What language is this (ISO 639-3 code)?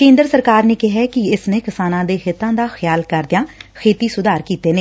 pan